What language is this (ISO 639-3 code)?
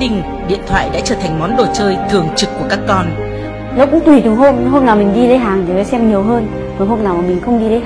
vie